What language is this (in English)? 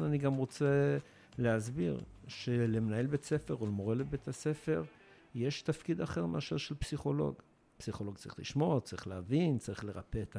Hebrew